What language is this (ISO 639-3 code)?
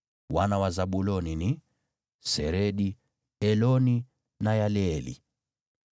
swa